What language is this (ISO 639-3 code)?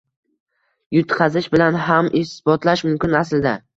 uzb